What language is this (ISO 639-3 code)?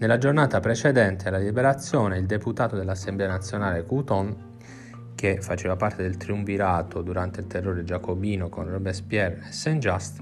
ita